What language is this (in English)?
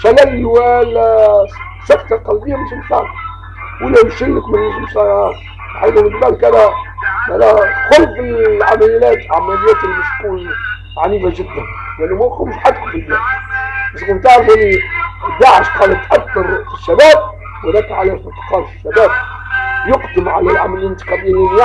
Arabic